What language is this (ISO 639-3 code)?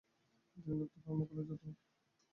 ben